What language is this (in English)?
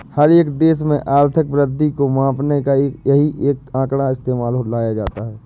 Hindi